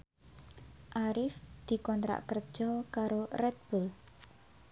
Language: Javanese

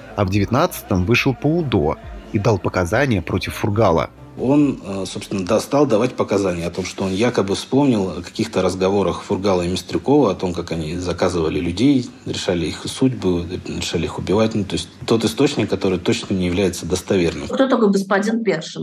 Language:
Russian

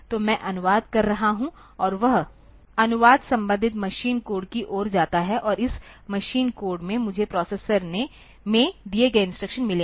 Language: Hindi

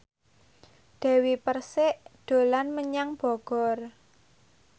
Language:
Javanese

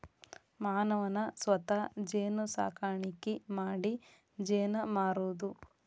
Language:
Kannada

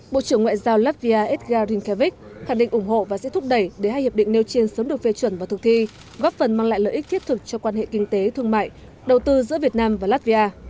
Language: Vietnamese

